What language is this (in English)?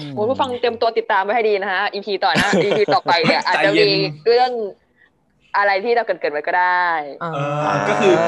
Thai